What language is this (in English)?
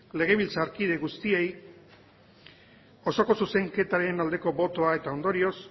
Basque